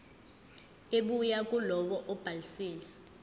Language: Zulu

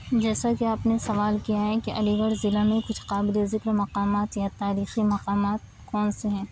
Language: Urdu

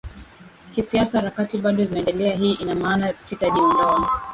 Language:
Swahili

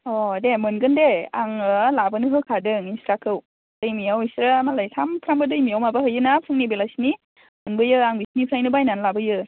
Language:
Bodo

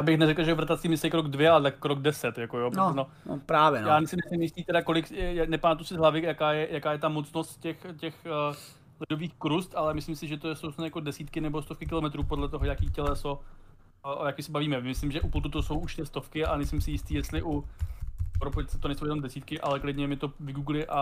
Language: Czech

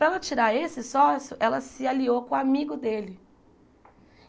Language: Portuguese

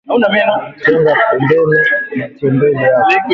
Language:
Swahili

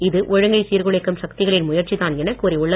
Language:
Tamil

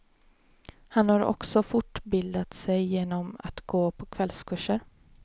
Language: Swedish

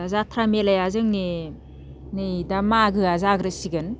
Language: Bodo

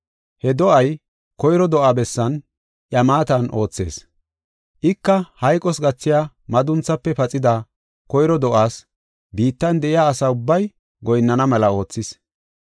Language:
Gofa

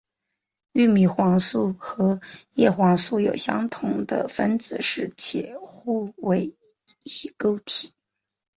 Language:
Chinese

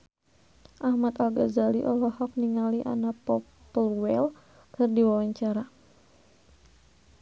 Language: Sundanese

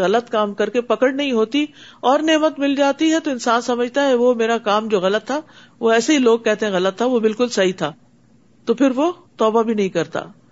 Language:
Urdu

